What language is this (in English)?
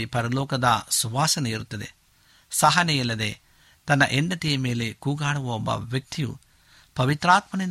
Kannada